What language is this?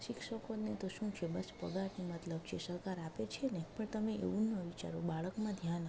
Gujarati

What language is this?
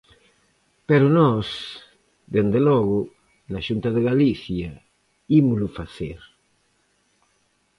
Galician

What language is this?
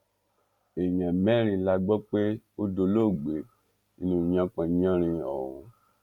Yoruba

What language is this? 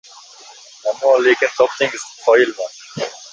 Uzbek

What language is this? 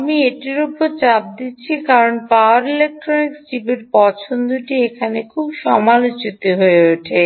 Bangla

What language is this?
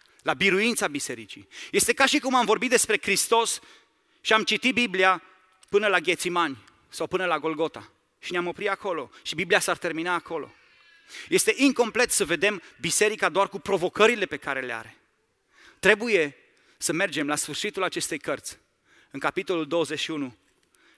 Romanian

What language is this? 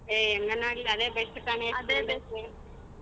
Kannada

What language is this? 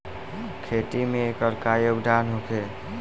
Bhojpuri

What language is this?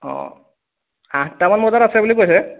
Assamese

